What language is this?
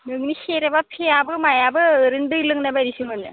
Bodo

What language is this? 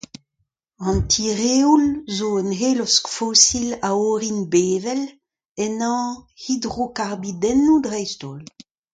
Breton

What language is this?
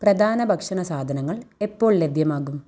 Malayalam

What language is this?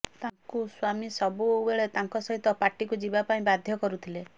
Odia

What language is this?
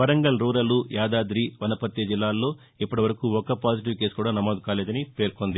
Telugu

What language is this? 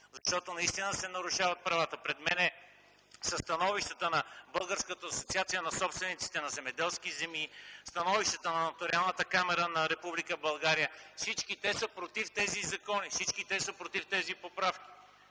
Bulgarian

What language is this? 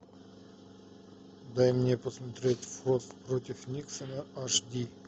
Russian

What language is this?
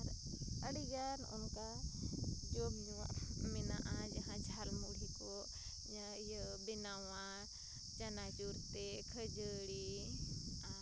Santali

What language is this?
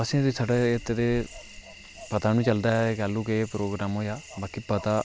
Dogri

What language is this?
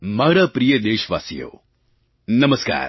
Gujarati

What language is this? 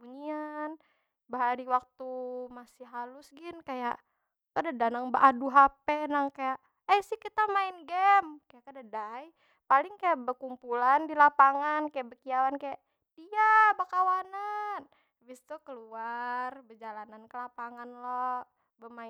Banjar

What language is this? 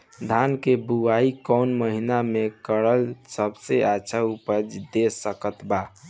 Bhojpuri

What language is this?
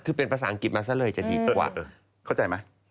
Thai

